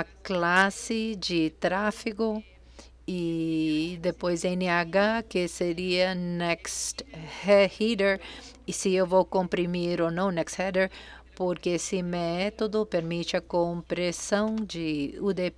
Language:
Portuguese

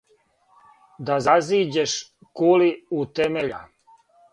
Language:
Serbian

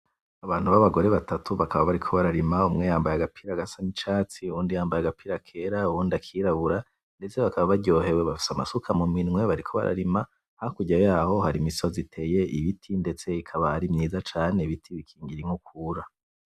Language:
Rundi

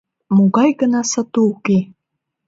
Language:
Mari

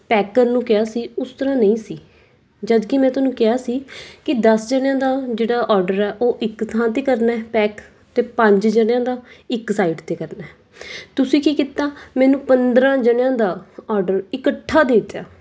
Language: Punjabi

